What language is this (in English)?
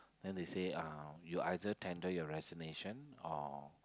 English